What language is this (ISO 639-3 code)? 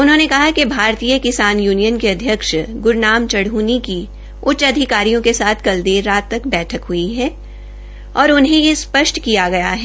hin